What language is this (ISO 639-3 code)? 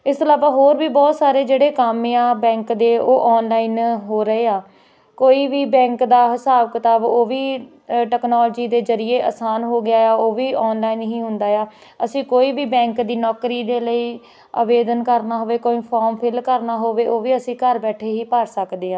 pan